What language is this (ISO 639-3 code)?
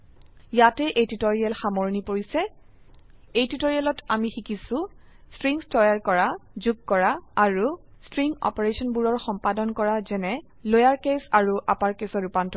asm